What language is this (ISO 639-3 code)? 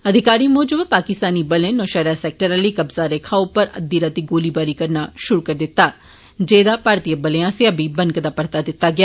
doi